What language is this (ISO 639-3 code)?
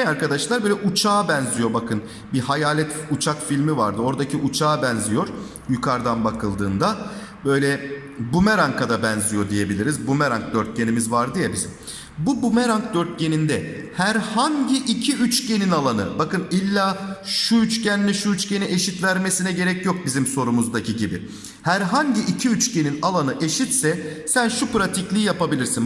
tur